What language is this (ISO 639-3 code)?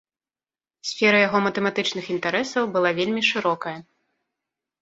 bel